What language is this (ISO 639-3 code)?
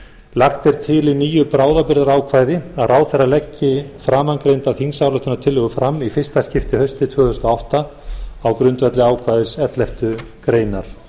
isl